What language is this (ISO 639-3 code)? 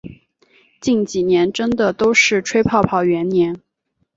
zho